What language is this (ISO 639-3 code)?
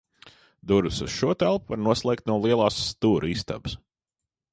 lav